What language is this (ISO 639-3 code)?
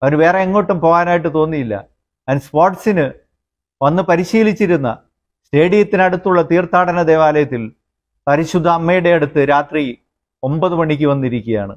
mal